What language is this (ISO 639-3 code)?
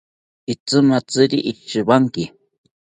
cpy